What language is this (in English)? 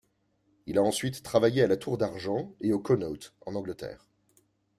French